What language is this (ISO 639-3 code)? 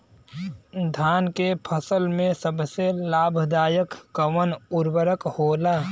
bho